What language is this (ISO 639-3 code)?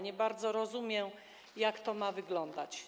pol